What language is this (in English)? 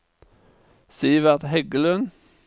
Norwegian